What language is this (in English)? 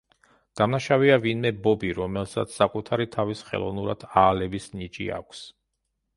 Georgian